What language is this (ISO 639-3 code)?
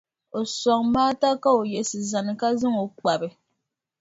dag